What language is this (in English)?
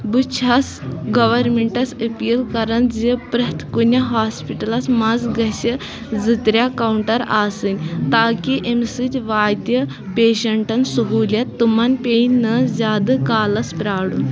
Kashmiri